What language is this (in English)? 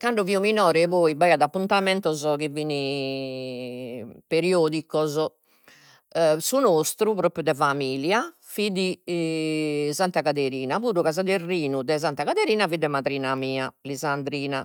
Sardinian